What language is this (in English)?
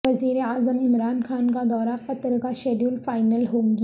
Urdu